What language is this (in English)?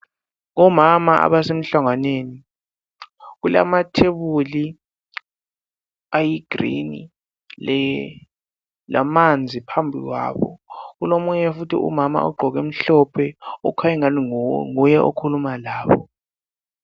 North Ndebele